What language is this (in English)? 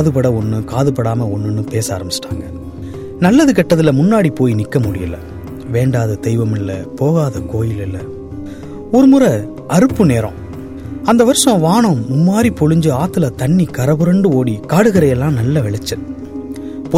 Tamil